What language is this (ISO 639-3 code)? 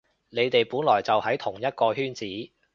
yue